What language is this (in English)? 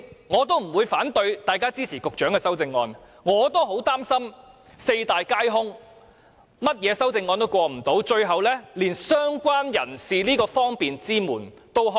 Cantonese